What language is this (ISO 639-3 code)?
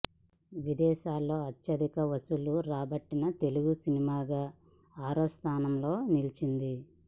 tel